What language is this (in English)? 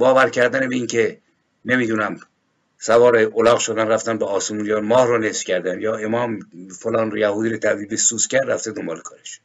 Persian